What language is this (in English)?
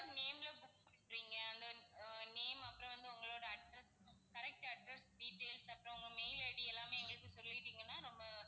Tamil